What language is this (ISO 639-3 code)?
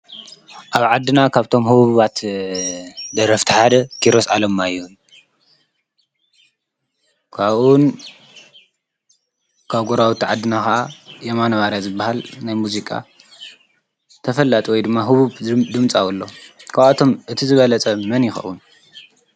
tir